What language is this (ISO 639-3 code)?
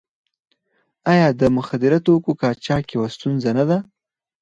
pus